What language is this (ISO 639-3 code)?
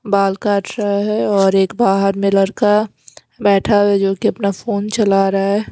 hin